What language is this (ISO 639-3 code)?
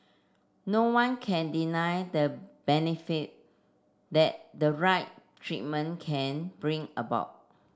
eng